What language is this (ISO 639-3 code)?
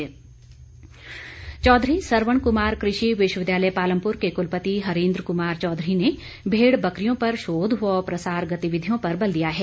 hin